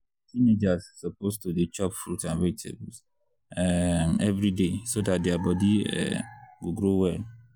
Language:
Nigerian Pidgin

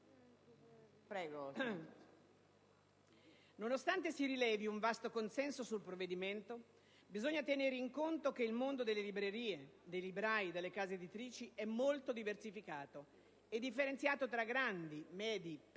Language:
Italian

